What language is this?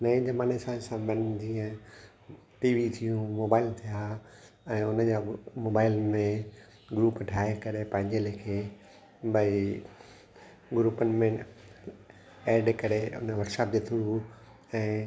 Sindhi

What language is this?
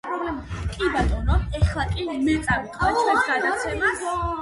Georgian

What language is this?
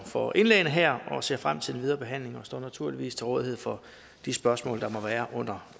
Danish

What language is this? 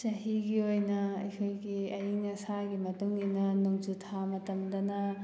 Manipuri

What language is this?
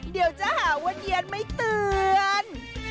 Thai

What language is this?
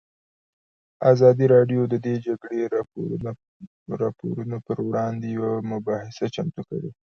Pashto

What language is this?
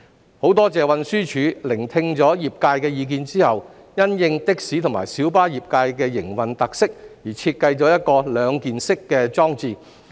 Cantonese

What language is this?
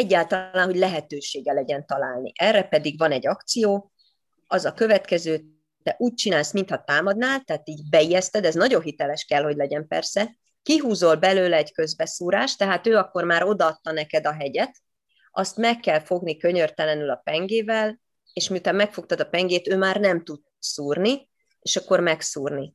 Hungarian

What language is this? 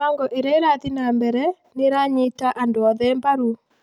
Kikuyu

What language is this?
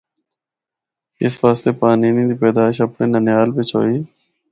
Northern Hindko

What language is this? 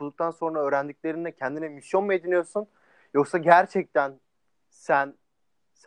Turkish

